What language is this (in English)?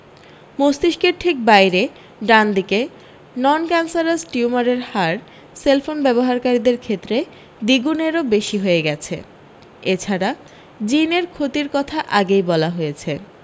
Bangla